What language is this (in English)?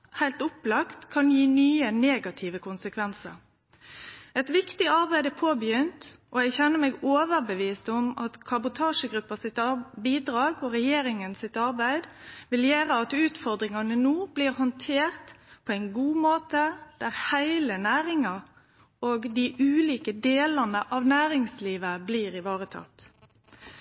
Norwegian Nynorsk